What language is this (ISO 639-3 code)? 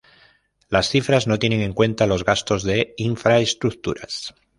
spa